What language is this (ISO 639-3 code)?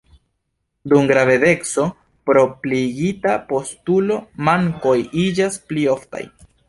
epo